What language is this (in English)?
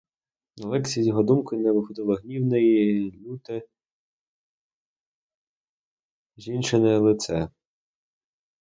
Ukrainian